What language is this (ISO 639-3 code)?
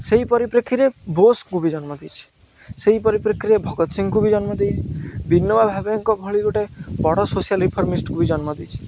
ori